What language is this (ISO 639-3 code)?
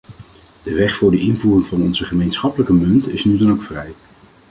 nld